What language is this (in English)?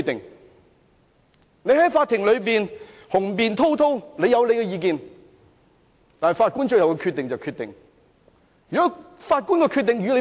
Cantonese